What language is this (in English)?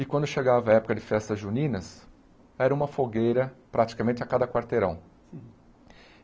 Portuguese